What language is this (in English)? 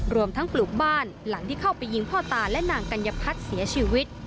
Thai